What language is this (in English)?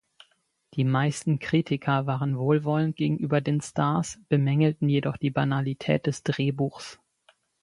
German